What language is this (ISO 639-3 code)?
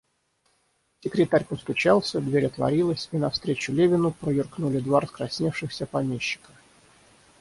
rus